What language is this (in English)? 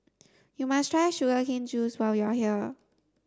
English